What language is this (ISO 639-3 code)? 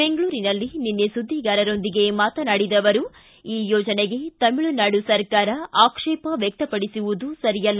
kan